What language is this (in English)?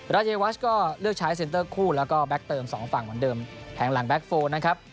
Thai